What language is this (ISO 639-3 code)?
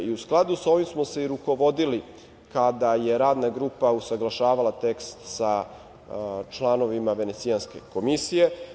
srp